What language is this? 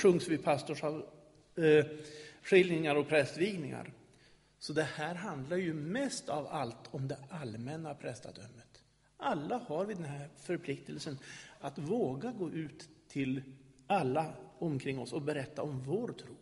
Swedish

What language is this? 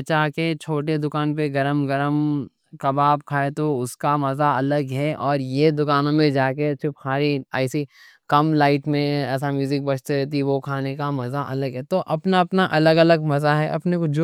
Deccan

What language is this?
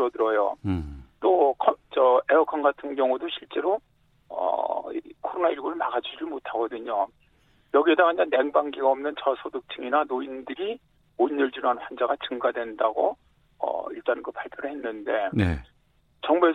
Korean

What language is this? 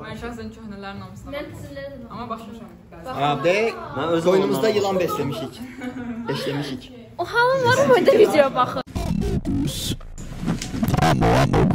Turkish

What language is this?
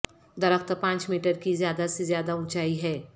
Urdu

